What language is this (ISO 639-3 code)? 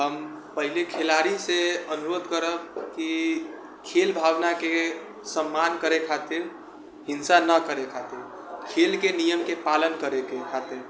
mai